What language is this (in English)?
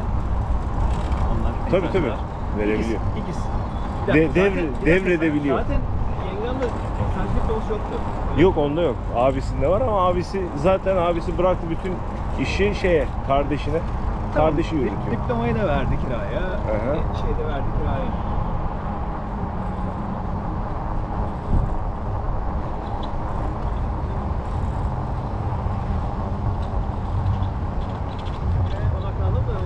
Turkish